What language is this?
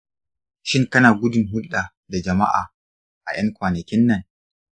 Hausa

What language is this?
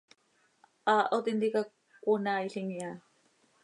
Seri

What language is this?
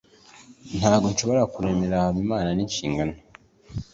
Kinyarwanda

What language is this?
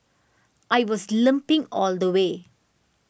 English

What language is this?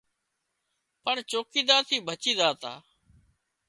Wadiyara Koli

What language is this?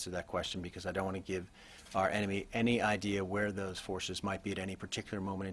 English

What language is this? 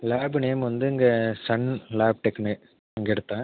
Tamil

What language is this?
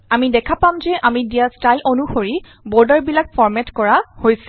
Assamese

